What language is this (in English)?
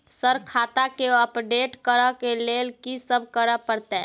Maithili